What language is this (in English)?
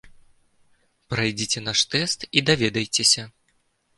Belarusian